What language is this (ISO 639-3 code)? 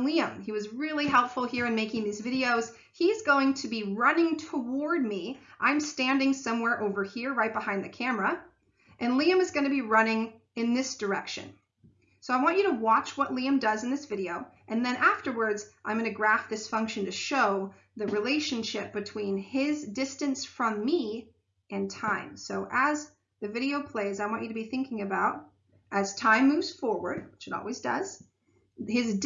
eng